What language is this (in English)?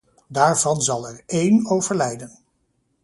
Dutch